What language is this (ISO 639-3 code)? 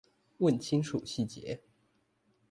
zho